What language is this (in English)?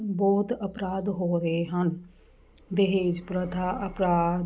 Punjabi